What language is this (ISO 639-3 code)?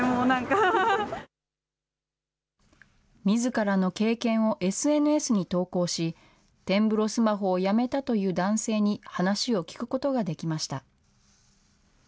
jpn